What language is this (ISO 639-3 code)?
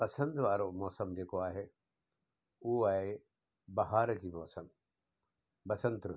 snd